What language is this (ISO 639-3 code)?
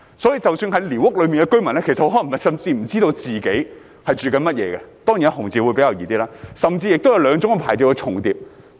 yue